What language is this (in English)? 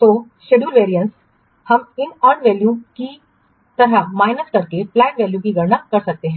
Hindi